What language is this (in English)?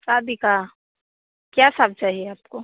Hindi